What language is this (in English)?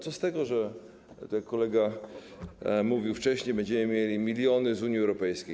Polish